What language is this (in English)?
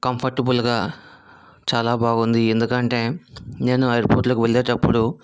Telugu